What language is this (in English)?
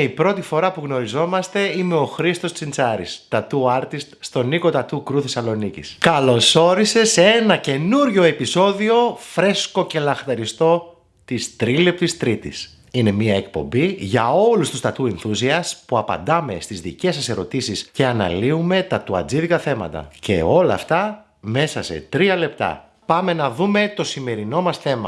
Greek